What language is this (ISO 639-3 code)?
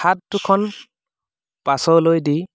asm